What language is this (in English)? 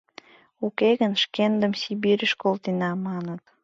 Mari